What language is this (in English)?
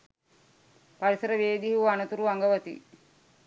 Sinhala